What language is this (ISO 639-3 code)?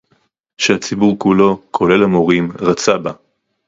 heb